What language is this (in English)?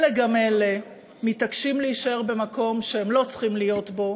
Hebrew